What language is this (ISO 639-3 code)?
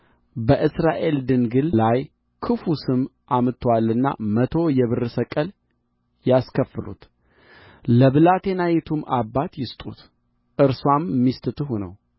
amh